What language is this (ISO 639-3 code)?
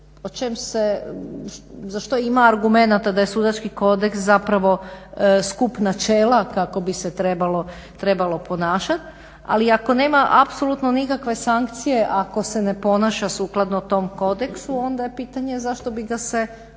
hrv